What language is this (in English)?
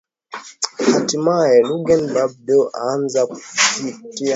Swahili